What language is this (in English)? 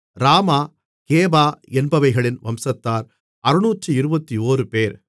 Tamil